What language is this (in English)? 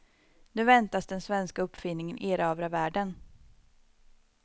Swedish